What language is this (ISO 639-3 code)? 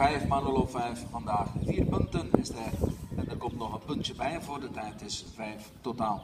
nld